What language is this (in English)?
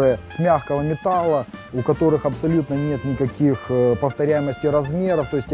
Russian